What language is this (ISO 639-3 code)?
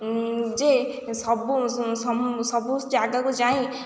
ori